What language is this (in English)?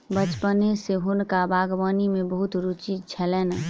Maithili